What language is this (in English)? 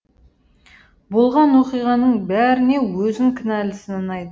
Kazakh